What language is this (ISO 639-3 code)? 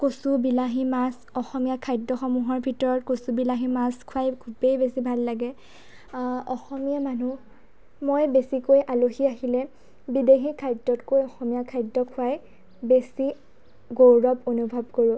asm